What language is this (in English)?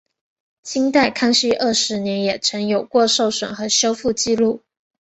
Chinese